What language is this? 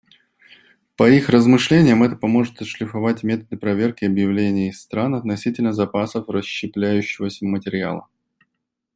Russian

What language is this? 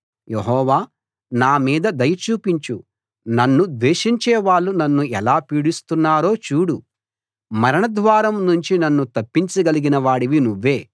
Telugu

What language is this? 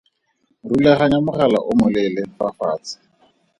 Tswana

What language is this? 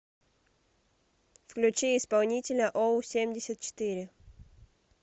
Russian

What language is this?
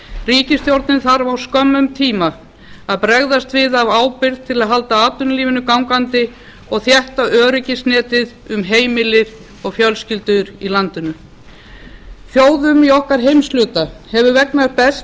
Icelandic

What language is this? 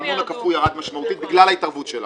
Hebrew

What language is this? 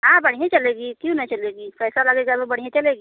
Hindi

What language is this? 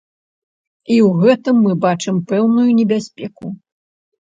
Belarusian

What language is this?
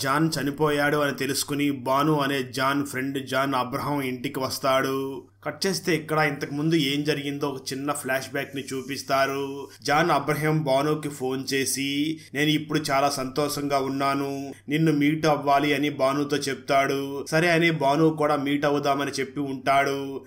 Telugu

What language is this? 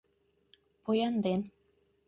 Mari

